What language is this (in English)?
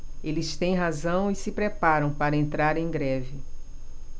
Portuguese